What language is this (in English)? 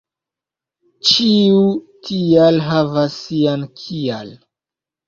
Esperanto